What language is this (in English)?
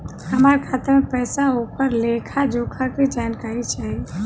Bhojpuri